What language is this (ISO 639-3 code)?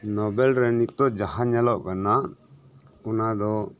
sat